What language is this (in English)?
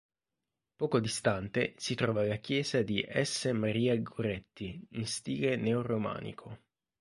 Italian